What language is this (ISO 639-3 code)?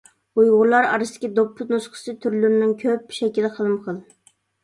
uig